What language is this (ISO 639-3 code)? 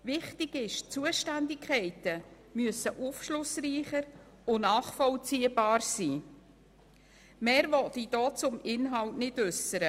gsw